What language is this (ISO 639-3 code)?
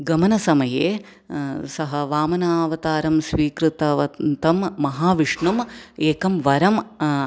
san